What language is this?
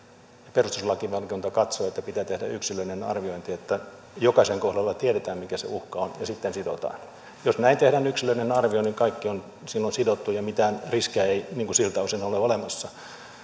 Finnish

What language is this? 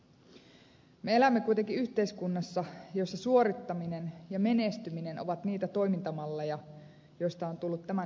Finnish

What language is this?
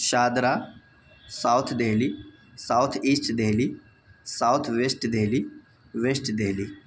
Urdu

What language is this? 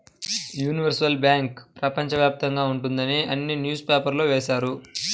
Telugu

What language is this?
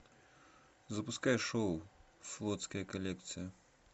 Russian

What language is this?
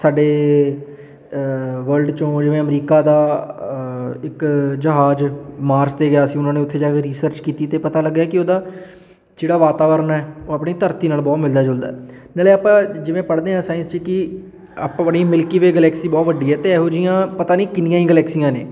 Punjabi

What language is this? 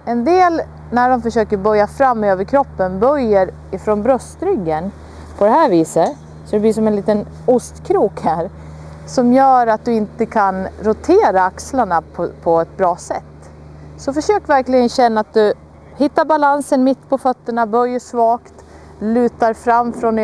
Swedish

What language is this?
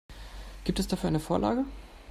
German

